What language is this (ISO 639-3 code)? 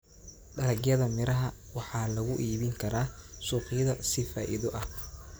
som